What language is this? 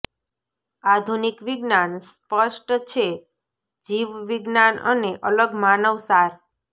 Gujarati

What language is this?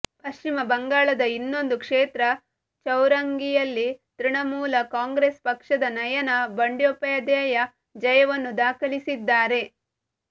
Kannada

